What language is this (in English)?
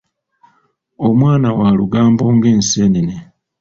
Ganda